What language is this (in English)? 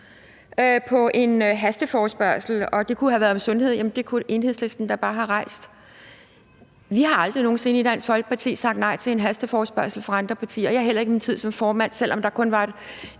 Danish